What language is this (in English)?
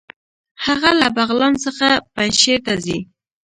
Pashto